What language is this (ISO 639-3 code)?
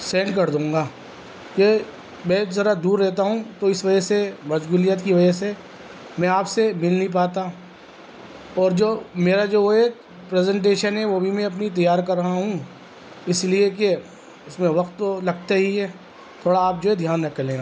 urd